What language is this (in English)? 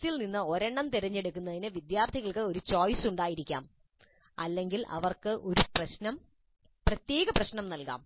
Malayalam